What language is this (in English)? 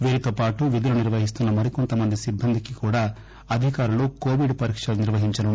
Telugu